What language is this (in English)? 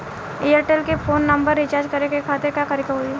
Bhojpuri